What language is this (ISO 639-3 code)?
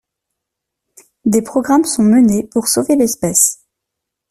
fra